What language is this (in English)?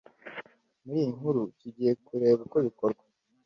Kinyarwanda